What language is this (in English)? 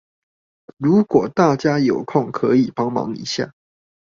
Chinese